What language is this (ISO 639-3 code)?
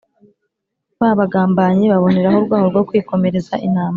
kin